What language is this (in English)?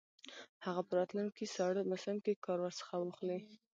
Pashto